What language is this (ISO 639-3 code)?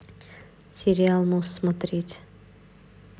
rus